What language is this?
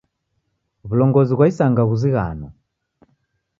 Taita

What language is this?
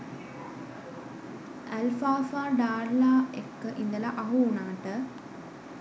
Sinhala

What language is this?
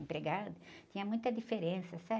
Portuguese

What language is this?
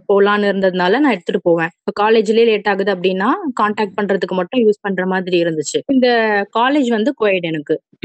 Tamil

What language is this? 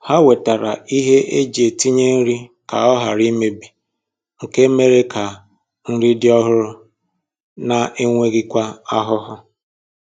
Igbo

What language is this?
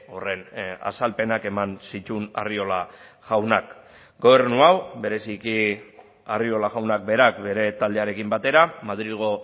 Basque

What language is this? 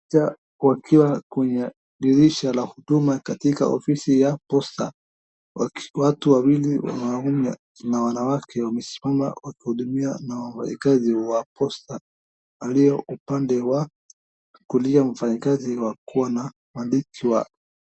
Swahili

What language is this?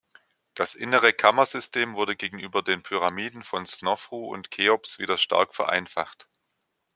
German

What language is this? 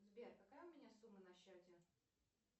Russian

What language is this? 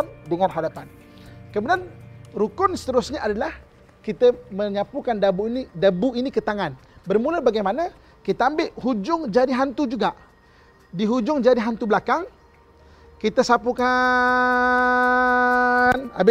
Malay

